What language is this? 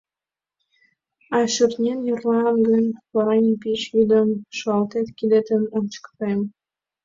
Mari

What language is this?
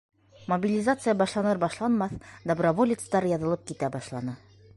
Bashkir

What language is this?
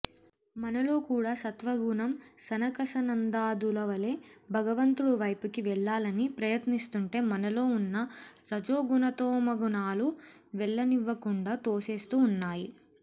Telugu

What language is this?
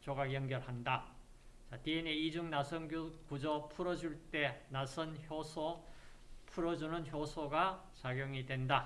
Korean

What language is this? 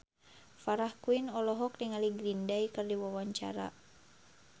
Sundanese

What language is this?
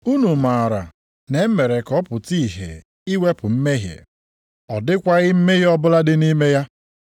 Igbo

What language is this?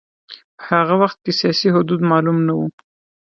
Pashto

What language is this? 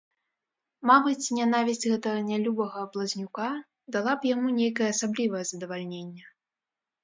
Belarusian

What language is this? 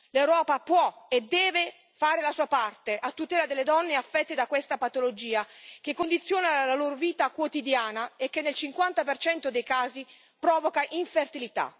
Italian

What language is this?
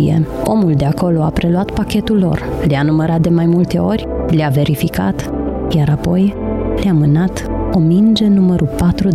Romanian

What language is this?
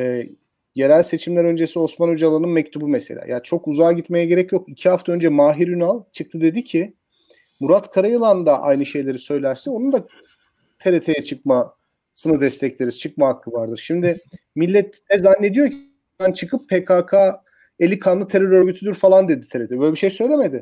Turkish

